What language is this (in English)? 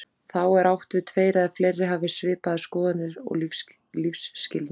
Icelandic